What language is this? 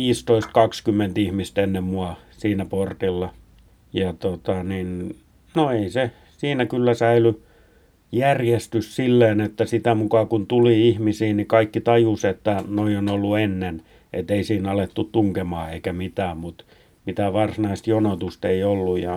Finnish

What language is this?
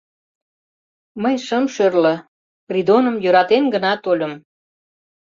Mari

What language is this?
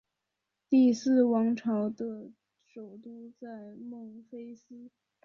Chinese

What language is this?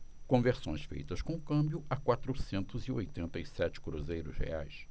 Portuguese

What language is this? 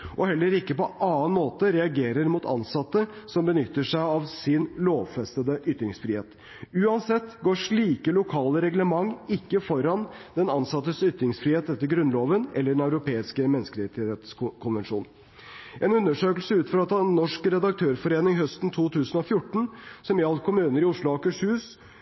Norwegian Bokmål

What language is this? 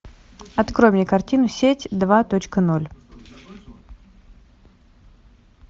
Russian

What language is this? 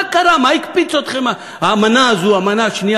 Hebrew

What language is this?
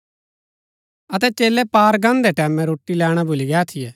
Gaddi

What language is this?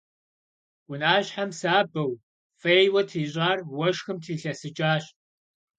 Kabardian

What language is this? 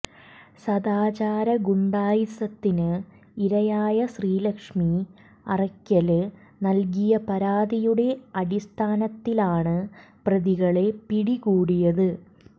Malayalam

